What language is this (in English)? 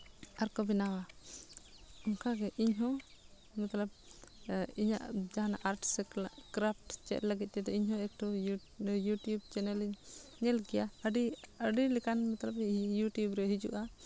Santali